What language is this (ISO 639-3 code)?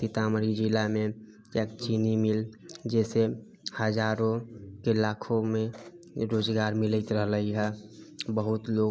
mai